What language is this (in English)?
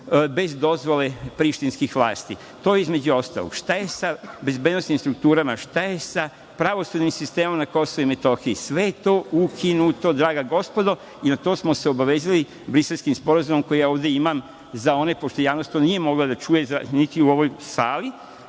Serbian